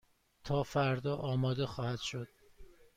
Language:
Persian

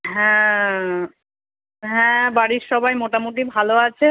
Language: Bangla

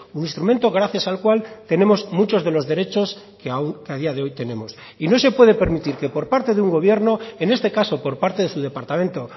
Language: Spanish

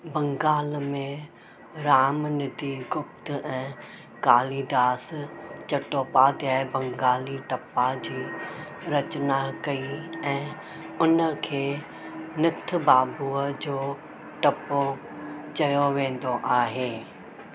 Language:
Sindhi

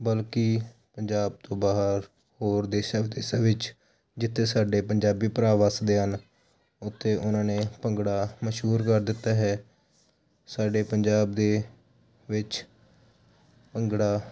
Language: Punjabi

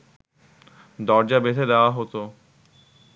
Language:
Bangla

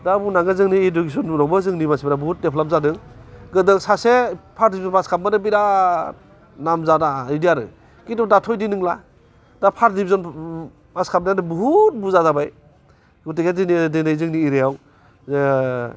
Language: Bodo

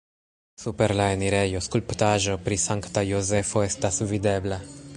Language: Esperanto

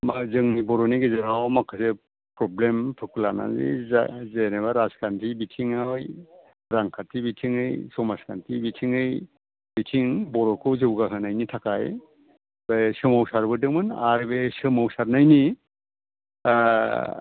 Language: Bodo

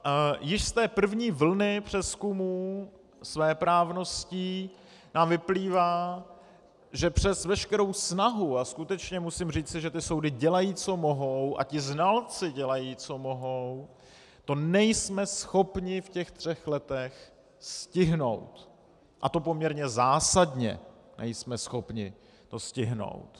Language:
Czech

